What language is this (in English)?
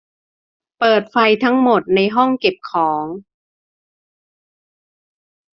Thai